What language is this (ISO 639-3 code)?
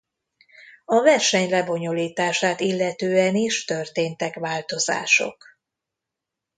hun